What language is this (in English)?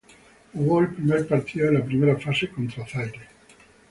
Spanish